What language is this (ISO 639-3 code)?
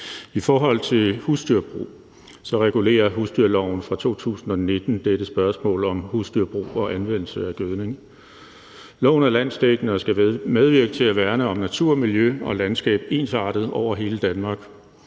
dan